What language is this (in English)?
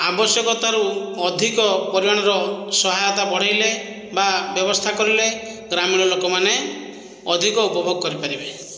Odia